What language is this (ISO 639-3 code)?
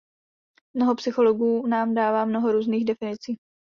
ces